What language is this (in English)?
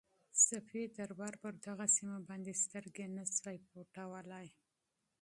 Pashto